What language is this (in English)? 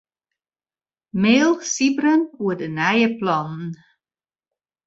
Western Frisian